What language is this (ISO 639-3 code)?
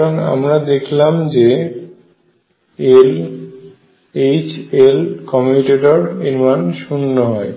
ben